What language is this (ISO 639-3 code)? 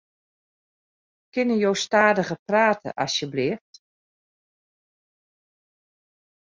fry